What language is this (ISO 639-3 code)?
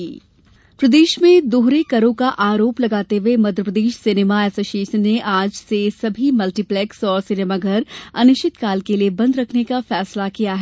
hin